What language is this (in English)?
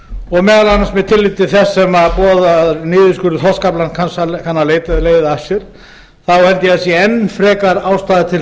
Icelandic